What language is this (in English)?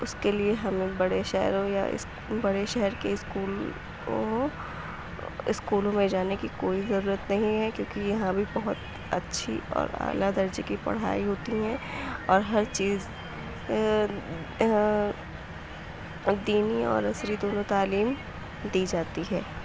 Urdu